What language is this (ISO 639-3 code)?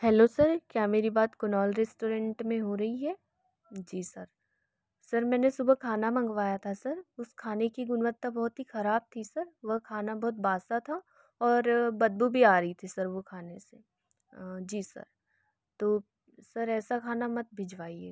hin